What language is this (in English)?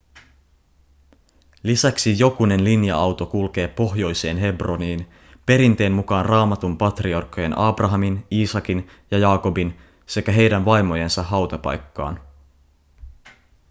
Finnish